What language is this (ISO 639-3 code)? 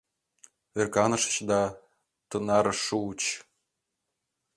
chm